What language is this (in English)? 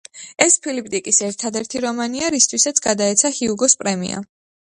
Georgian